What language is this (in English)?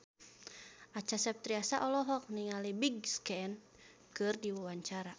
Sundanese